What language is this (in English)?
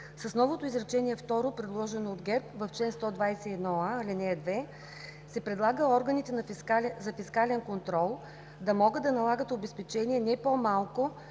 Bulgarian